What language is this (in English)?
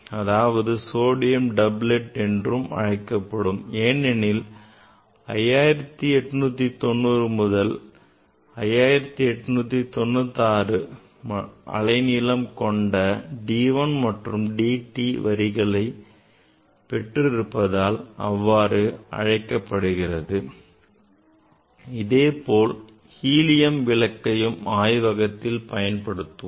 Tamil